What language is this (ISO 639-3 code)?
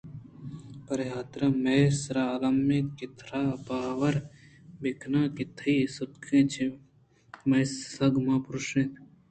bgp